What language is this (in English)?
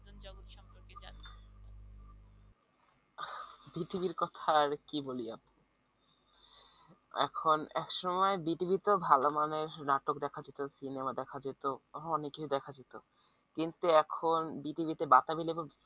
Bangla